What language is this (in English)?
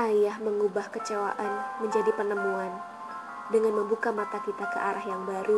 Indonesian